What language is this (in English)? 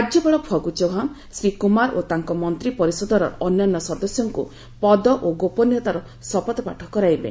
Odia